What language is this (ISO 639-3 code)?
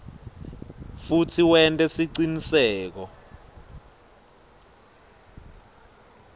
ssw